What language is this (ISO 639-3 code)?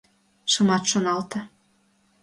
chm